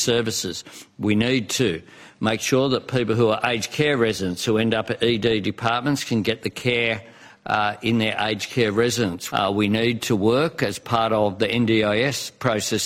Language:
Persian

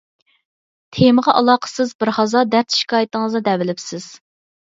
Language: Uyghur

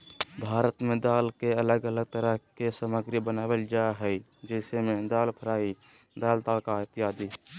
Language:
Magahi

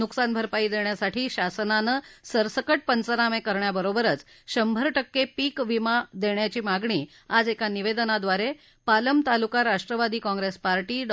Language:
Marathi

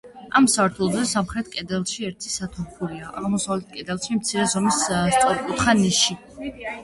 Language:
Georgian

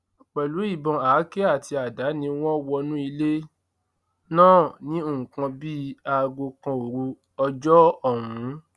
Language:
Yoruba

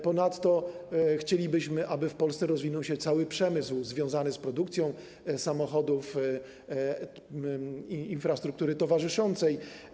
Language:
Polish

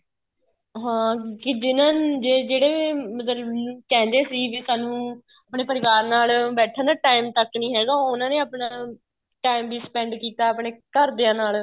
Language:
Punjabi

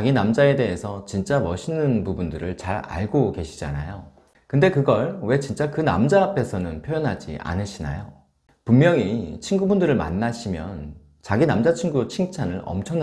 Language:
Korean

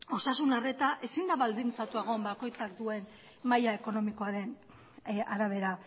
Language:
Basque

